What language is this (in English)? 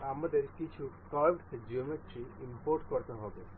Bangla